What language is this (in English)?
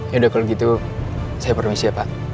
Indonesian